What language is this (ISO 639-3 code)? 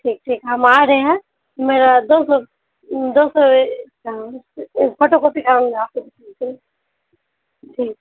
urd